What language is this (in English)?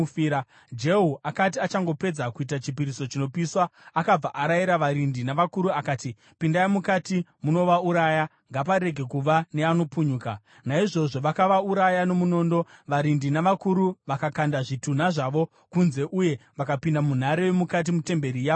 Shona